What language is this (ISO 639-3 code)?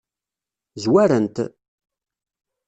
kab